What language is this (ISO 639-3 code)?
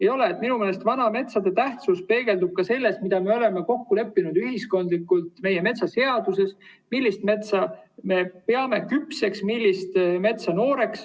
est